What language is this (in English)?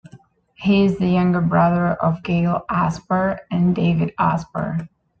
English